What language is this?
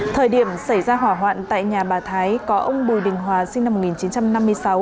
Vietnamese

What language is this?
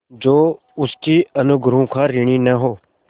Hindi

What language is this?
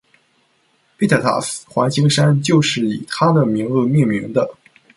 Chinese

